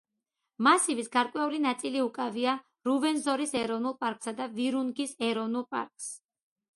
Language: Georgian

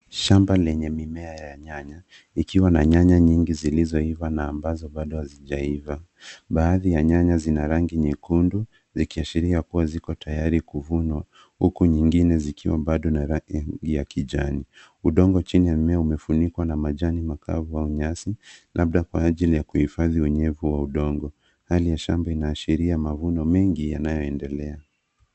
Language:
Swahili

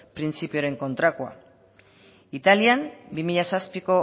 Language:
Basque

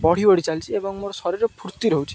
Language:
Odia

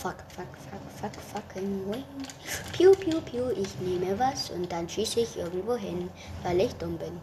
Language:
German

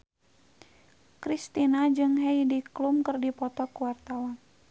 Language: Sundanese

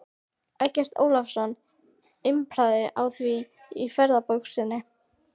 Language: Icelandic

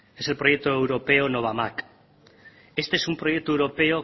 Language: Spanish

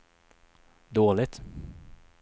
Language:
Swedish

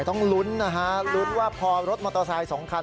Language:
Thai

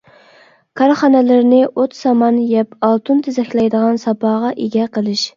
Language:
Uyghur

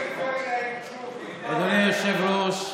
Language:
Hebrew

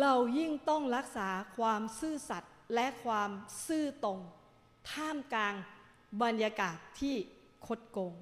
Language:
Thai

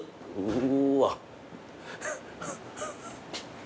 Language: Japanese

